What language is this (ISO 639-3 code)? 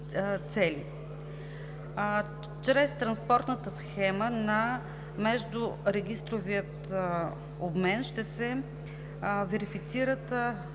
bul